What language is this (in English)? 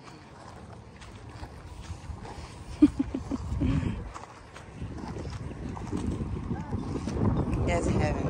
Arabic